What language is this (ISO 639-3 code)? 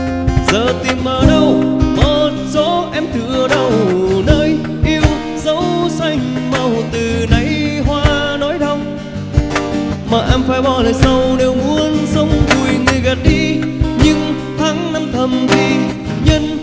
vie